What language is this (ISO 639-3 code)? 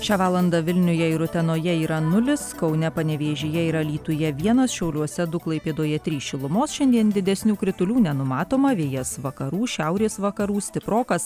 lit